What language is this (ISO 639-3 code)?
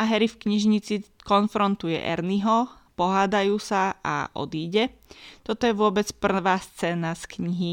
slk